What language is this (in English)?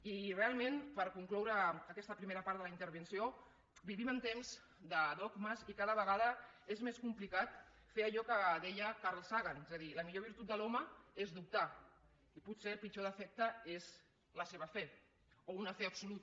Catalan